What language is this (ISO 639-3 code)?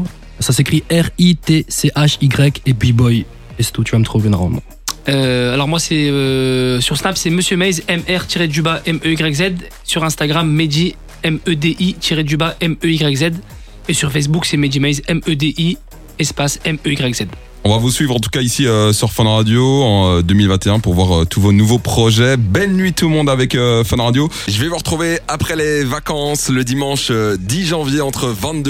fra